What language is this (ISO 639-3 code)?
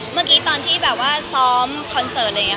tha